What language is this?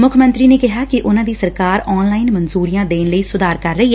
Punjabi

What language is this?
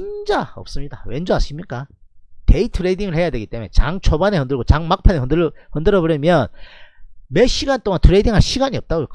Korean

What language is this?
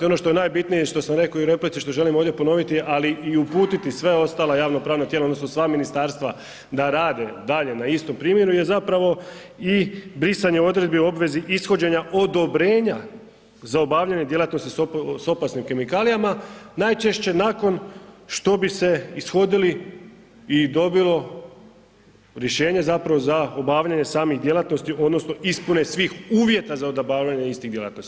Croatian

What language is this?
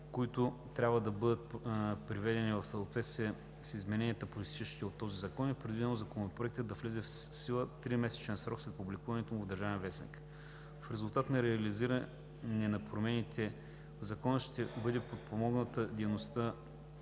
Bulgarian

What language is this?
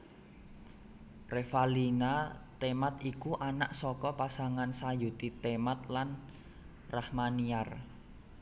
Javanese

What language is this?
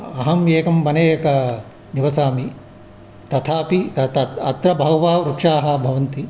Sanskrit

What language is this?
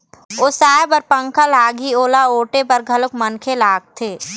Chhattisgarhi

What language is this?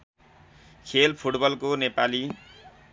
Nepali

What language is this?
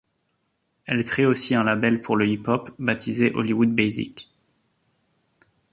French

